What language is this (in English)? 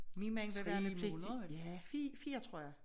Danish